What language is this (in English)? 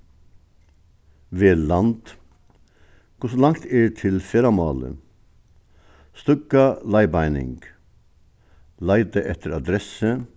Faroese